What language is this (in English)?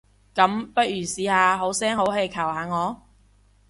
Cantonese